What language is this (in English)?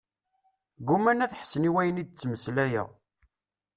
Kabyle